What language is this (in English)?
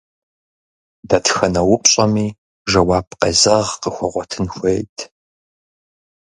Kabardian